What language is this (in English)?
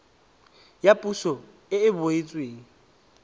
Tswana